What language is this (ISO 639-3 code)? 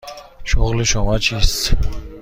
fas